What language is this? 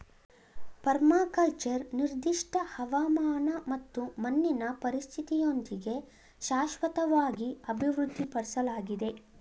Kannada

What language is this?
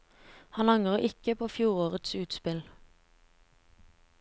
Norwegian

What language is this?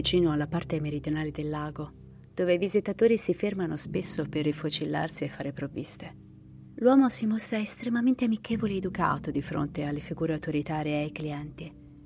Italian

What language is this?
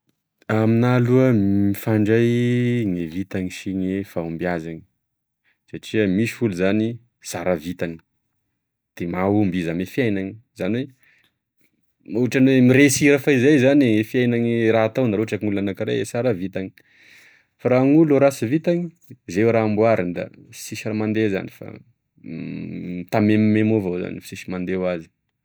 Tesaka Malagasy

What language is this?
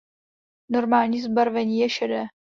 Czech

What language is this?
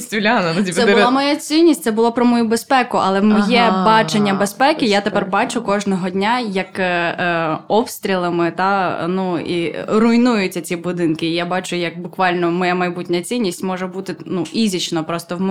Ukrainian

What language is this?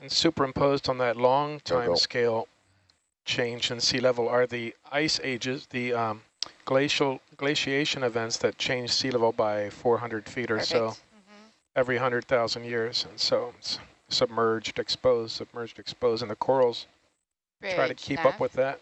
English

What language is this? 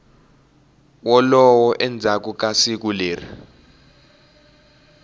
Tsonga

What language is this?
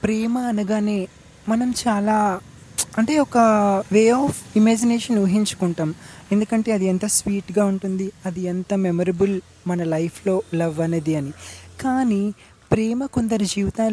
Telugu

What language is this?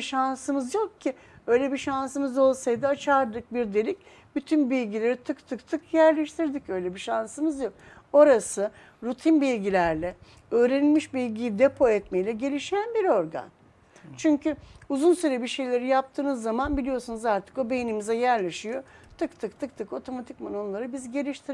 Turkish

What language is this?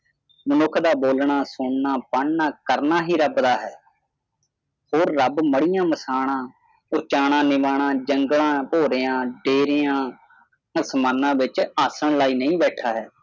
Punjabi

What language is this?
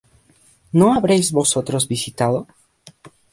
Spanish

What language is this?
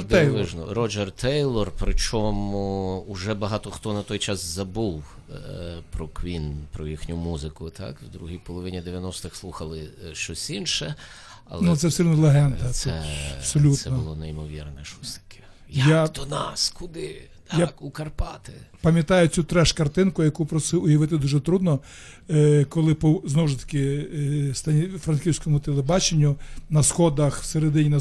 Ukrainian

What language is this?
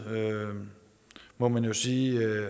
Danish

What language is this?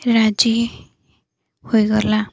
Odia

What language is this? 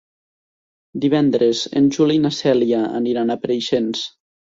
Catalan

